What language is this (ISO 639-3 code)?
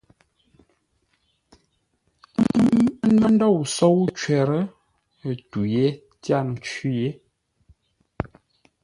nla